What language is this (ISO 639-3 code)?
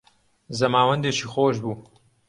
ckb